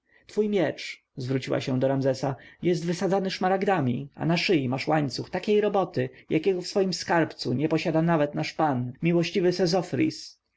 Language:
Polish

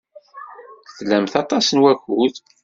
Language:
Kabyle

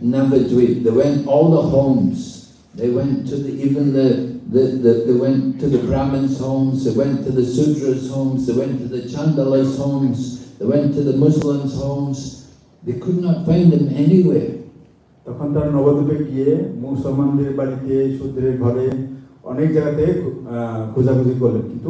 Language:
English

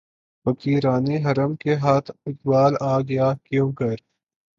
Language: Urdu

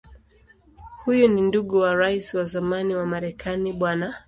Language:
Swahili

